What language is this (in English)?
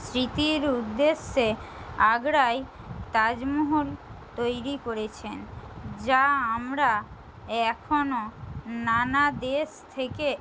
Bangla